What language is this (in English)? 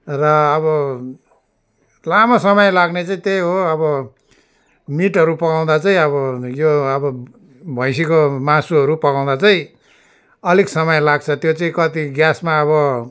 Nepali